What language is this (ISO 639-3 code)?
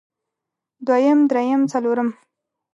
pus